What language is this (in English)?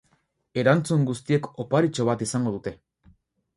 Basque